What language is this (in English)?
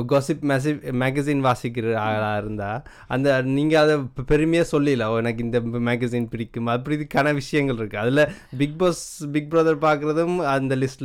Tamil